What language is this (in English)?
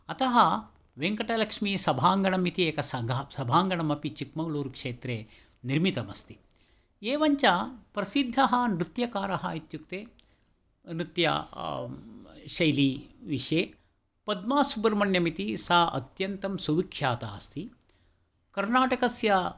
Sanskrit